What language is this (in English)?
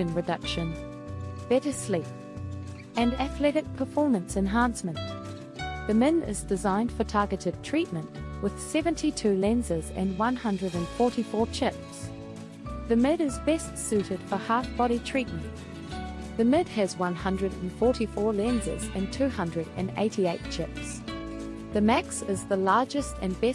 English